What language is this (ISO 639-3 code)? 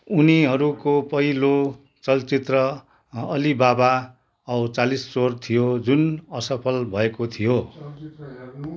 nep